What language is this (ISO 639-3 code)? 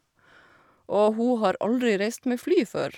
nor